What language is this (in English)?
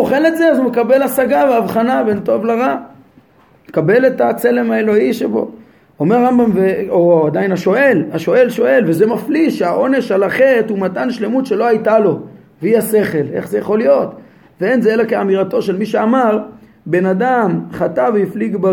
Hebrew